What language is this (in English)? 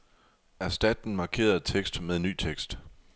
Danish